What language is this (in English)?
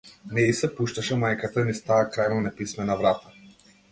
Macedonian